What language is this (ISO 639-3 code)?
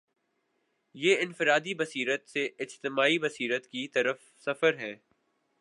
urd